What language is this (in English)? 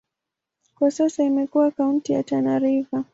Swahili